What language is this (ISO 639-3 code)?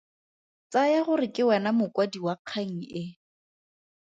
tsn